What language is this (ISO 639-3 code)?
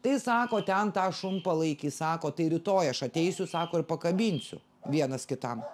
lit